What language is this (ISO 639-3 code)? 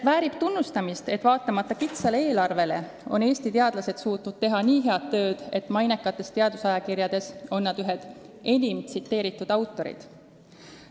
est